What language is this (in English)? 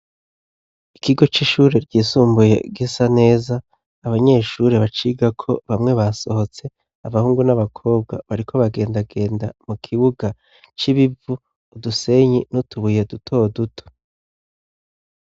Rundi